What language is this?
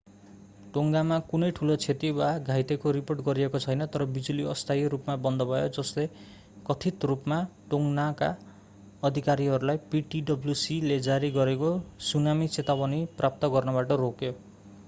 Nepali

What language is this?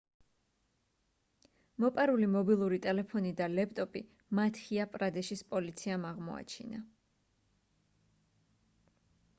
Georgian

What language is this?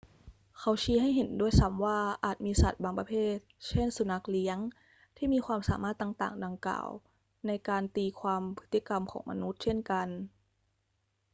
Thai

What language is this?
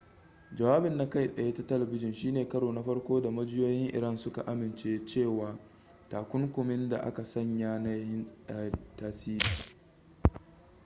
Hausa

